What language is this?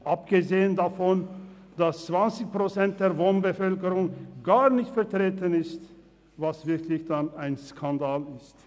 Swiss German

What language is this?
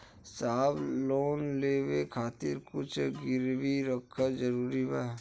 Bhojpuri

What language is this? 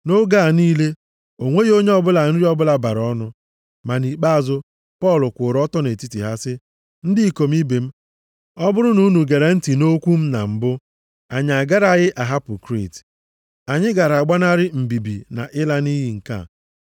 Igbo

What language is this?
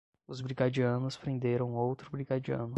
Portuguese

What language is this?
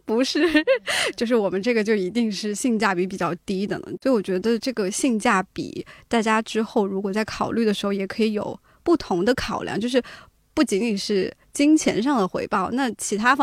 Chinese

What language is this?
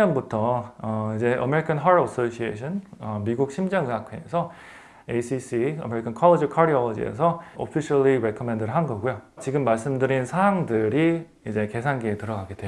Korean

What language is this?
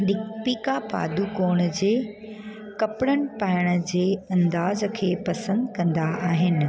Sindhi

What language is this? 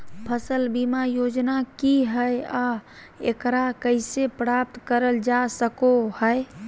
Magahi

